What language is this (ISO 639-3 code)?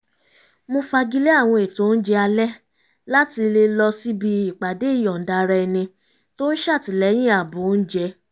yor